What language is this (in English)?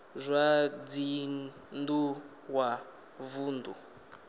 Venda